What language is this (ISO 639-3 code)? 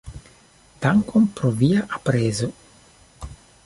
epo